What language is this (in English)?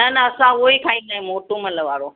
Sindhi